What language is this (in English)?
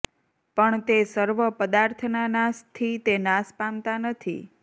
Gujarati